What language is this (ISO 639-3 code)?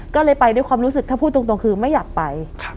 tha